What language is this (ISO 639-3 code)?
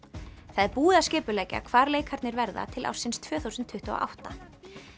isl